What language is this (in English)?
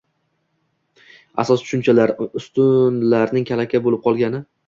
Uzbek